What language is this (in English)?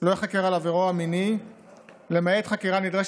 Hebrew